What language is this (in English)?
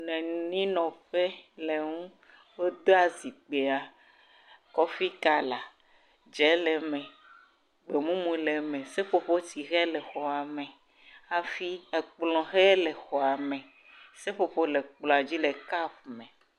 Ewe